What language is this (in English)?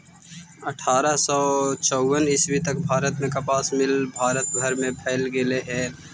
Magahi